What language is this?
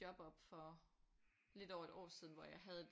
Danish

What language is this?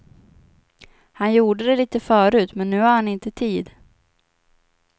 Swedish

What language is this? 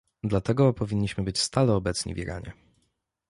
Polish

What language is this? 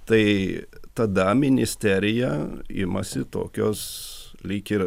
Lithuanian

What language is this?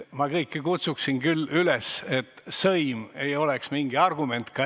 Estonian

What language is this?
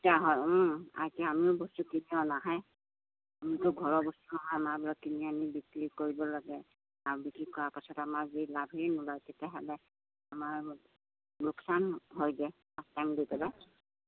Assamese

